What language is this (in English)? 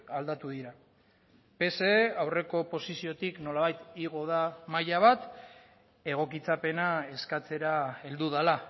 Basque